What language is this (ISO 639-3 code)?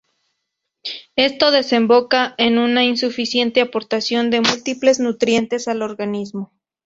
spa